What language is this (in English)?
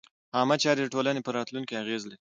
Pashto